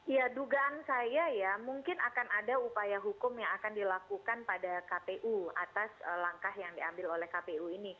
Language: Indonesian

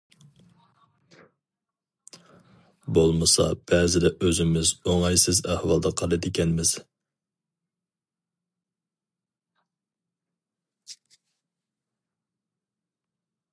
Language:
Uyghur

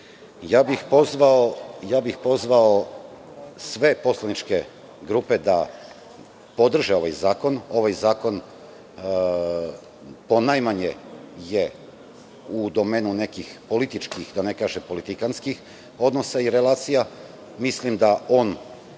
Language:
Serbian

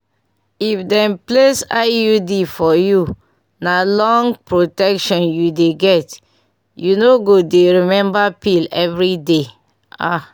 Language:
Nigerian Pidgin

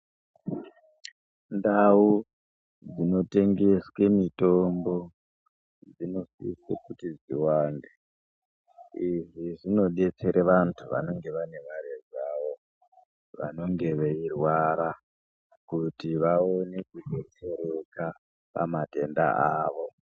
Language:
Ndau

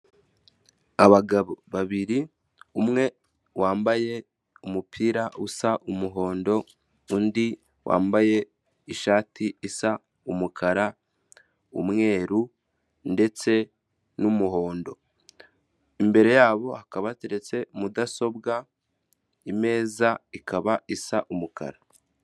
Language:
Kinyarwanda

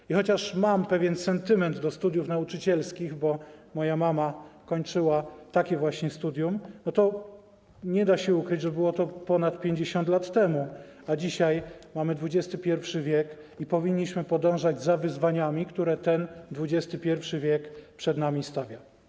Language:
Polish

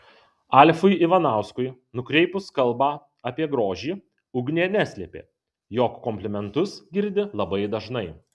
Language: Lithuanian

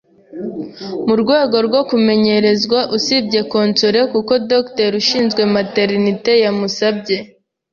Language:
Kinyarwanda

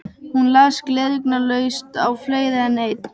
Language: Icelandic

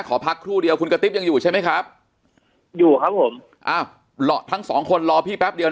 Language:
Thai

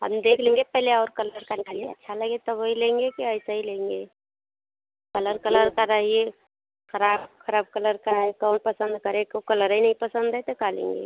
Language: Hindi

